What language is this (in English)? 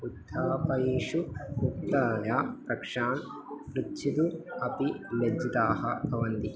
Sanskrit